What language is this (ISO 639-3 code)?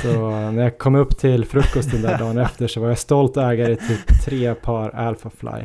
swe